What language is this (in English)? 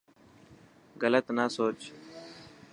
Dhatki